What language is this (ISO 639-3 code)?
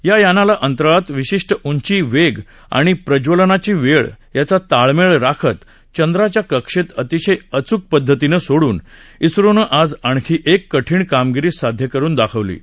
mar